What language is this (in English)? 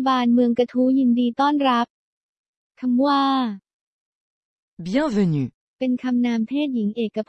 Thai